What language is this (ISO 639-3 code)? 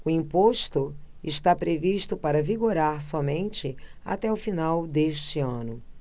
por